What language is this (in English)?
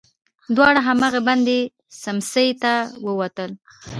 Pashto